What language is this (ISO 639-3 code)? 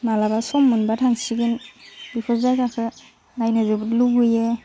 brx